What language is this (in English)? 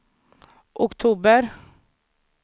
Swedish